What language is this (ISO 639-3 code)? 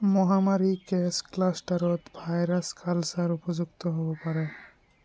asm